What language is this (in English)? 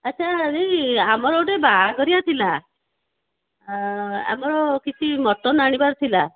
Odia